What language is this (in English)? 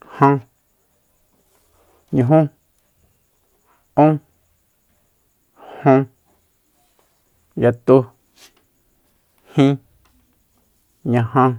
Soyaltepec Mazatec